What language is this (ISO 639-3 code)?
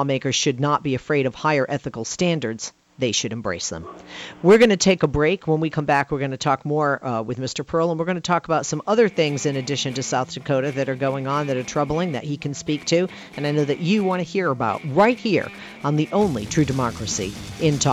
eng